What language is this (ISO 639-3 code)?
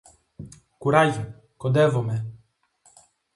ell